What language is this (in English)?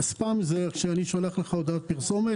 Hebrew